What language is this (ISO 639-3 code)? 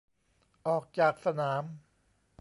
tha